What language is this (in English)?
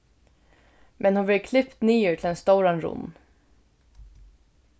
Faroese